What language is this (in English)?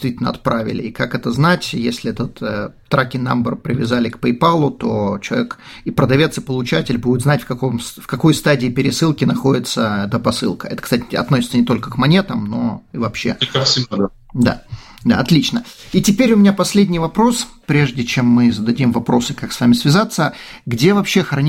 Russian